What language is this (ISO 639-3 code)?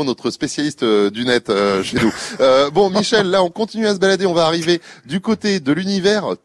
fra